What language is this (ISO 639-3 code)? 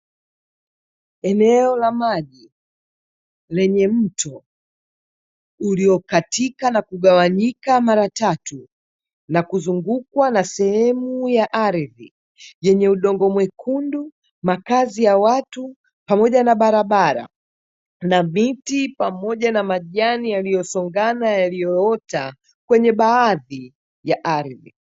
swa